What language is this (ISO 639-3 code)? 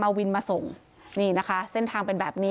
tha